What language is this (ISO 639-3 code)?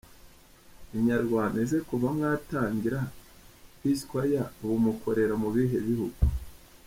kin